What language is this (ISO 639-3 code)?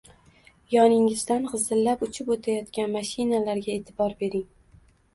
uzb